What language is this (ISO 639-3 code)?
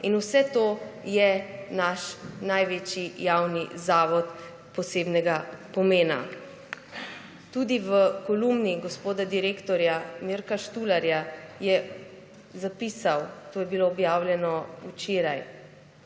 slv